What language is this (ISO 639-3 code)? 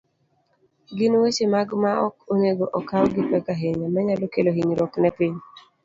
luo